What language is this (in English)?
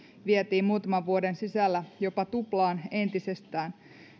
Finnish